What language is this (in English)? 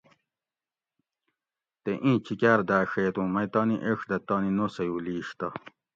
Gawri